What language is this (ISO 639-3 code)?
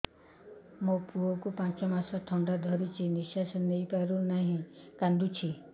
ori